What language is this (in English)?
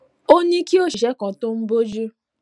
Yoruba